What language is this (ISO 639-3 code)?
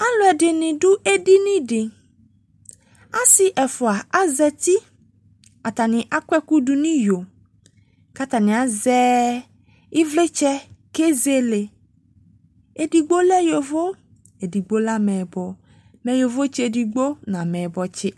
kpo